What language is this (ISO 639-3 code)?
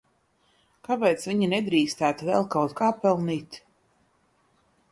lav